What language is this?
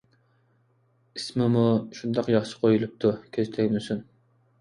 Uyghur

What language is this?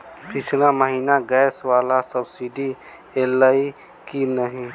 Maithili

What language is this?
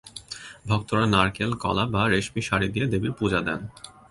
Bangla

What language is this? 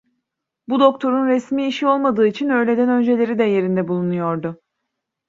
Turkish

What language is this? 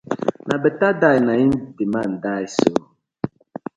Nigerian Pidgin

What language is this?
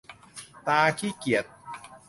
Thai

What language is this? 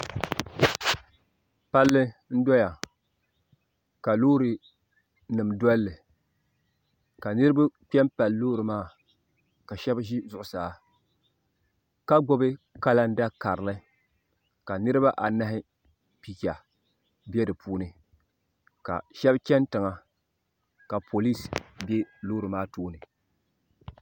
Dagbani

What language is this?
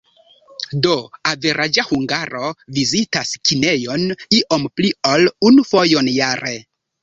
Esperanto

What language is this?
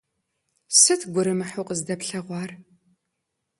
Kabardian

